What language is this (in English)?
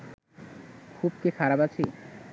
Bangla